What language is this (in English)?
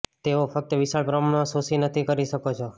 Gujarati